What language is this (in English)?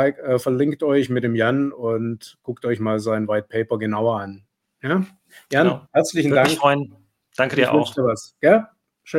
German